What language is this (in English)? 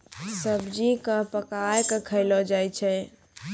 Maithili